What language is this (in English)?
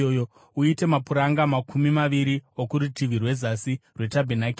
Shona